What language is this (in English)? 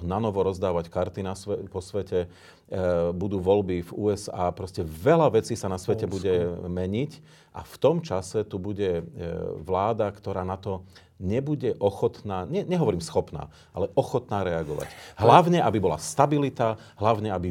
Slovak